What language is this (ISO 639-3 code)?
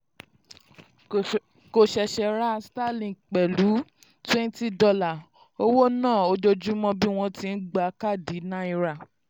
yor